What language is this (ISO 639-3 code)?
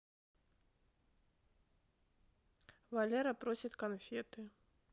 rus